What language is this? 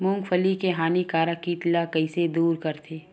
Chhattisgarhi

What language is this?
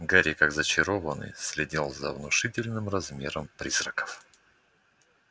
Russian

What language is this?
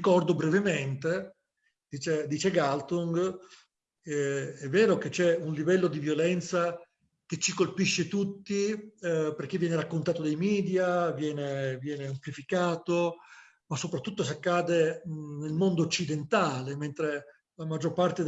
Italian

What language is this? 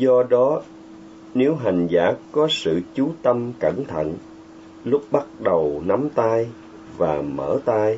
Vietnamese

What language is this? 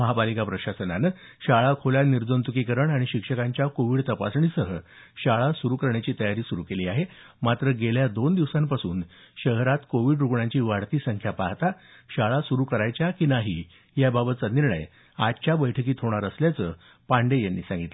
Marathi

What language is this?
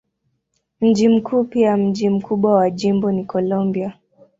Swahili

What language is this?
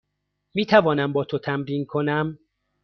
Persian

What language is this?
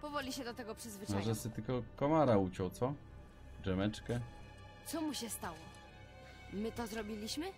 Polish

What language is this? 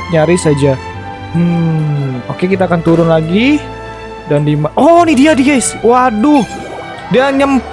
Indonesian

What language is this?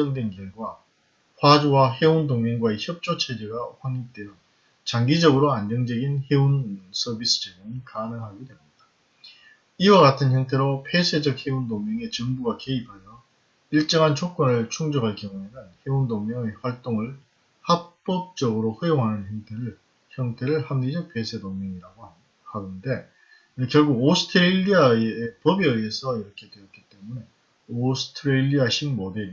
Korean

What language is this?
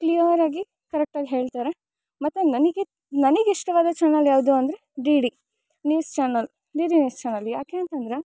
Kannada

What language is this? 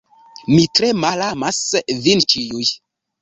Esperanto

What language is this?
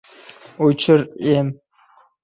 Uzbek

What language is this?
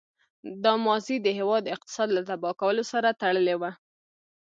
Pashto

